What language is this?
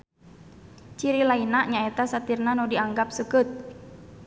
Sundanese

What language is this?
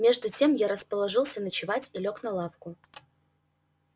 Russian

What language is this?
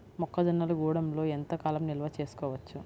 Telugu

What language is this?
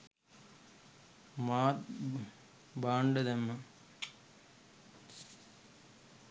Sinhala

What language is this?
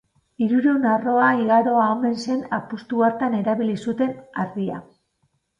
Basque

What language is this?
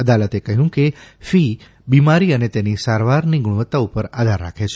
Gujarati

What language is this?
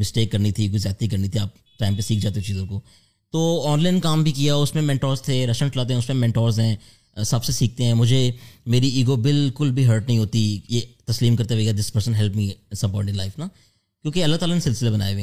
Urdu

